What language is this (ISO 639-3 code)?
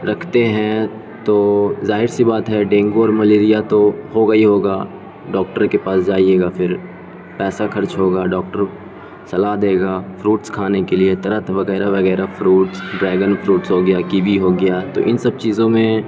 urd